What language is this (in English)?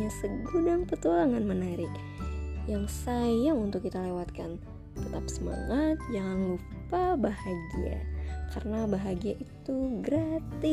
Indonesian